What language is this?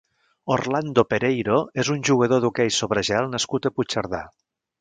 Catalan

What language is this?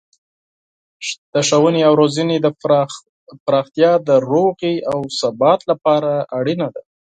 Pashto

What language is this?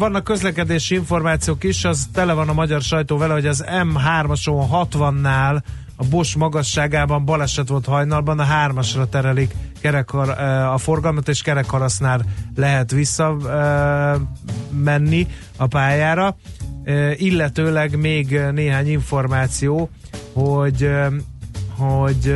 Hungarian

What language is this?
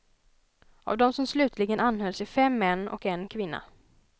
Swedish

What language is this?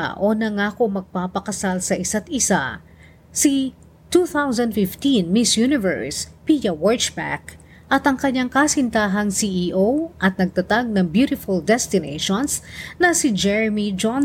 Filipino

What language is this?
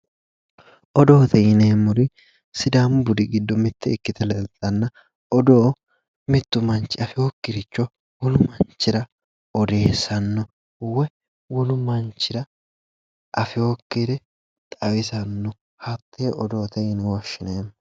Sidamo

